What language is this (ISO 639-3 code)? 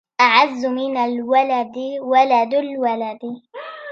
ara